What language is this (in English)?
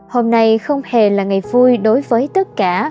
Vietnamese